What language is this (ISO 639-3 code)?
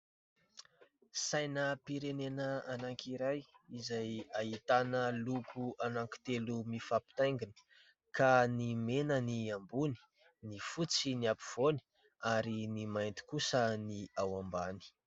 mlg